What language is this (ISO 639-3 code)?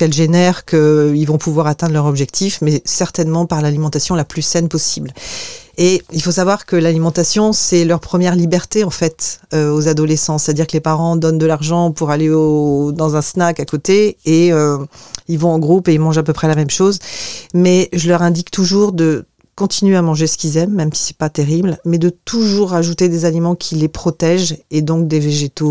fra